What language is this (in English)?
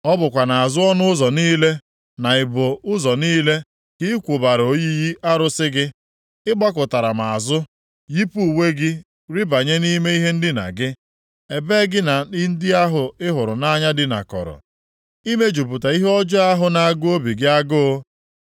Igbo